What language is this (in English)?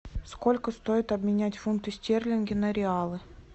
Russian